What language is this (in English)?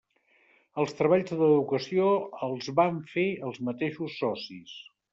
Catalan